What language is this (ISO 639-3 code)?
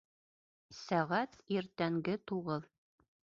bak